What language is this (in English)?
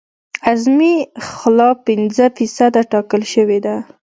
Pashto